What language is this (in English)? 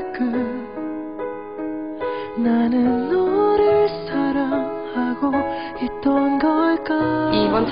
Korean